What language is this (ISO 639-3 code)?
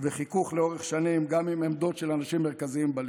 heb